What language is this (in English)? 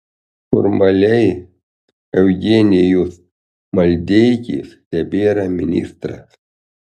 Lithuanian